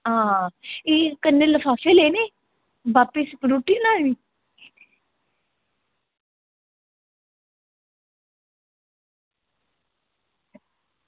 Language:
Dogri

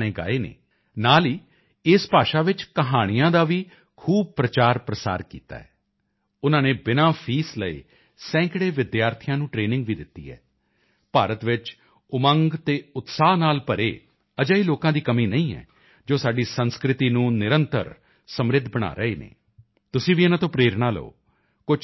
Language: Punjabi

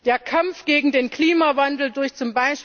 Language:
German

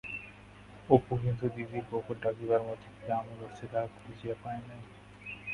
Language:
Bangla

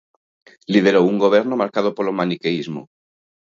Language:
Galician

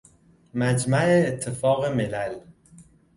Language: Persian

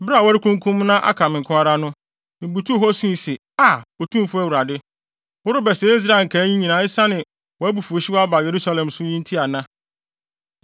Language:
Akan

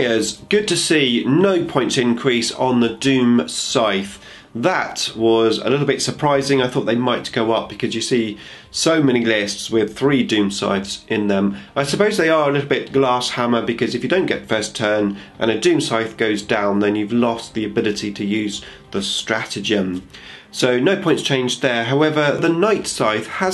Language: English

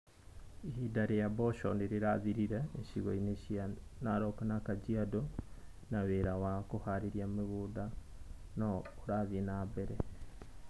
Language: Kikuyu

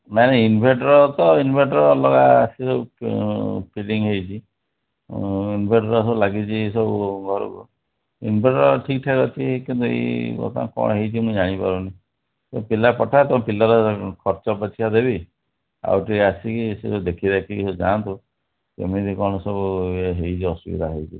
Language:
Odia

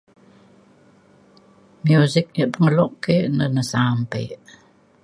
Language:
Mainstream Kenyah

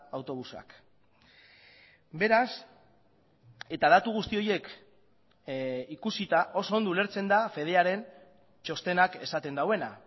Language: Basque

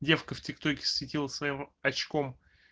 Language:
Russian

